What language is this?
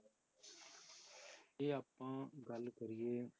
Punjabi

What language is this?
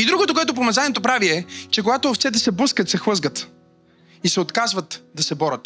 Bulgarian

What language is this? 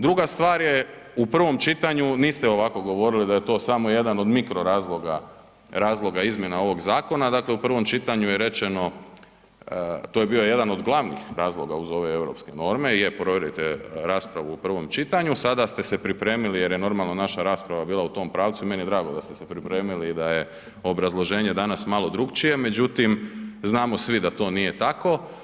Croatian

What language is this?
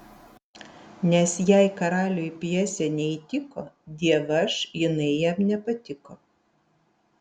Lithuanian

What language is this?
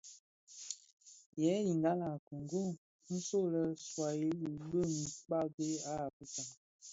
Bafia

